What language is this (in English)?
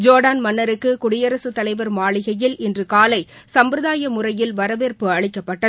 Tamil